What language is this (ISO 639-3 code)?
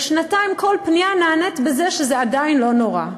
heb